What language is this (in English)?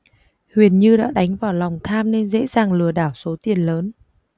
Vietnamese